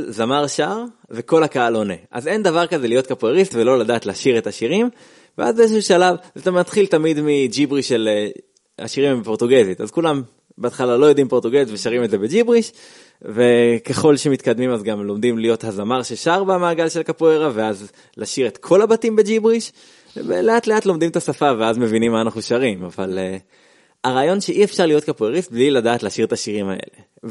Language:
Hebrew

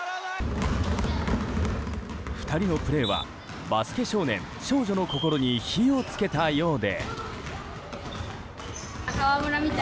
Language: Japanese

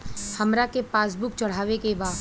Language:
Bhojpuri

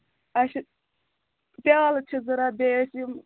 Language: Kashmiri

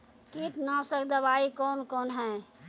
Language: Maithili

